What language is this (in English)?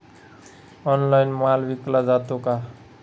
Marathi